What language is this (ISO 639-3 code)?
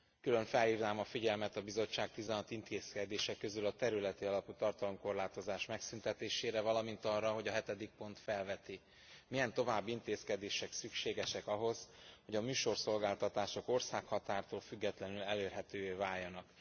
hun